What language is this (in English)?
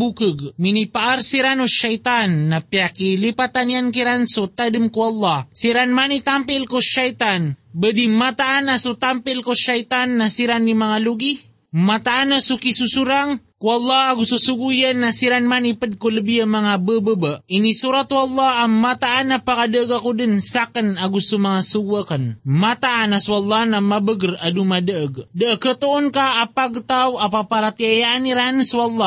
Filipino